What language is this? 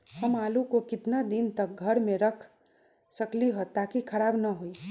Magahi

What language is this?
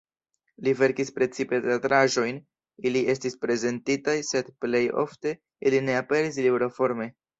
Esperanto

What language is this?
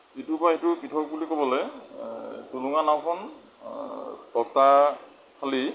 Assamese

